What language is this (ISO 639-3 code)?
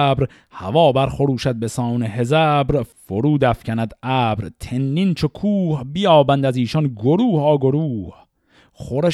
fas